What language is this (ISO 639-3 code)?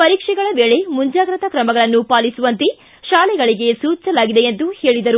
kan